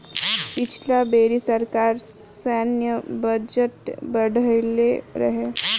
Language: Bhojpuri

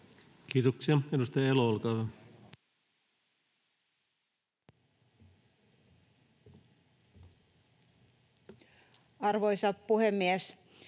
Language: Finnish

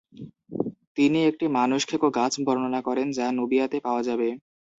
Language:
Bangla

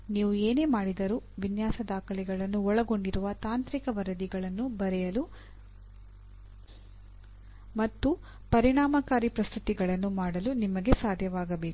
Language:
Kannada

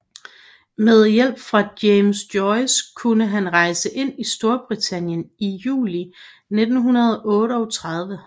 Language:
Danish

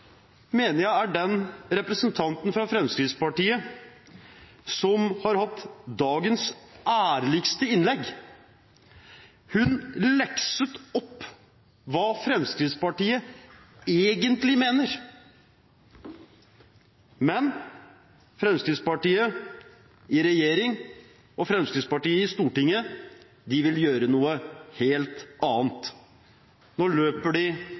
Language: Norwegian Bokmål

